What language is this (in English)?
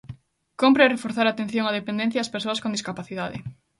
Galician